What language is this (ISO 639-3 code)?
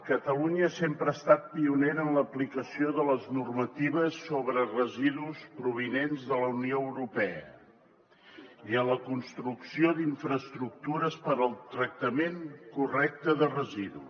cat